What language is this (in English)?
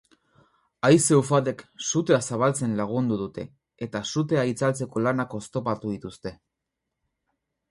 Basque